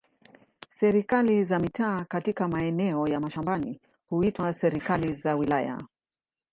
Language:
Swahili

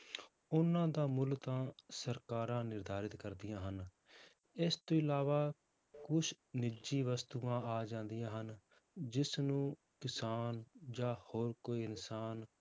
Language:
Punjabi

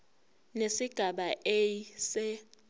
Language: Zulu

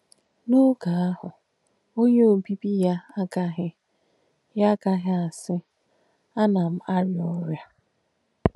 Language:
Igbo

